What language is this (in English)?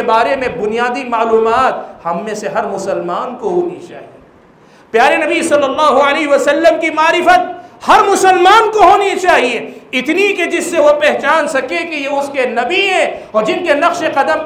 Hindi